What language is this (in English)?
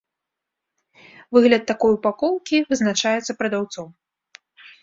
Belarusian